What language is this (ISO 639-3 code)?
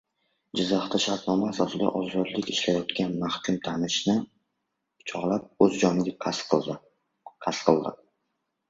uzb